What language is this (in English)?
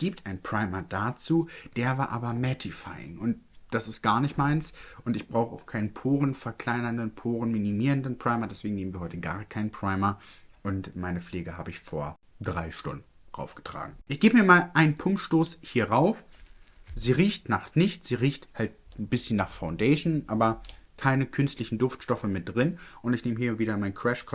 German